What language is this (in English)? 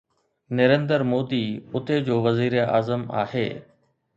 Sindhi